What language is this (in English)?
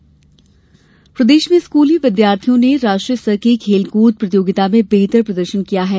Hindi